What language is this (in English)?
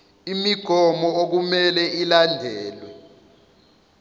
Zulu